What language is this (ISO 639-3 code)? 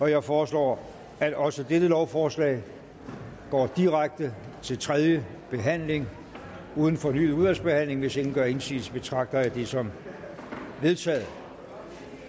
dan